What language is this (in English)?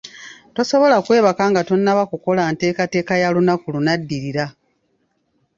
Ganda